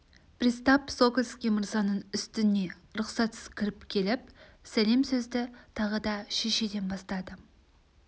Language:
Kazakh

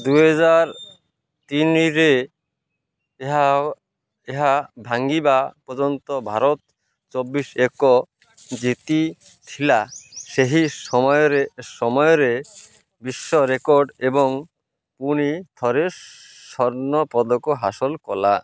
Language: Odia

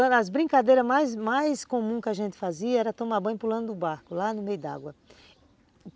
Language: Portuguese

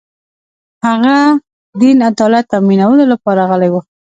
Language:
Pashto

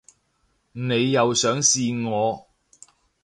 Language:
Cantonese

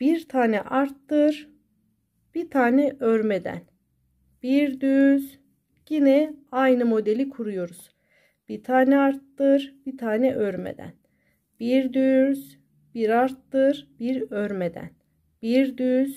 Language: Turkish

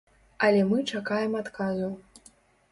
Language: Belarusian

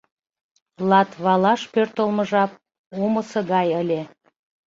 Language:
Mari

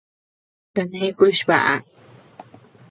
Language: Tepeuxila Cuicatec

